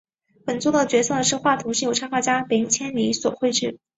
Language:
Chinese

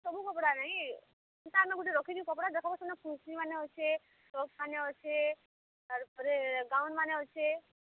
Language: Odia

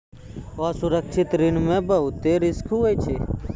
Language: Maithili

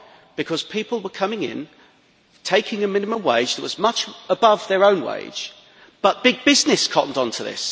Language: English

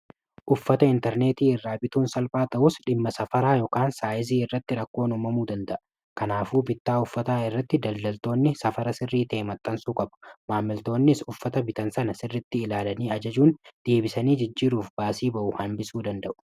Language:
Oromo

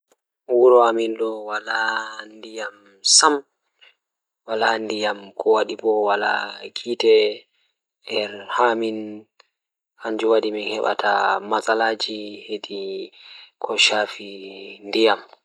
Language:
Fula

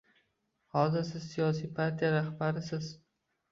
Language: Uzbek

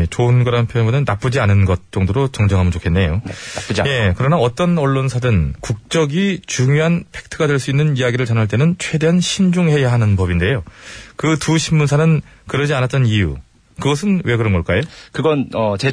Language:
Korean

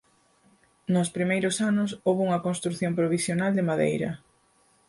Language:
Galician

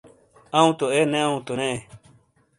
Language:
Shina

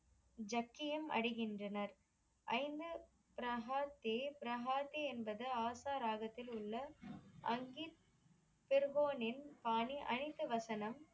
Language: Tamil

